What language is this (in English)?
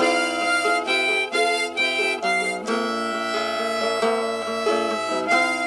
Indonesian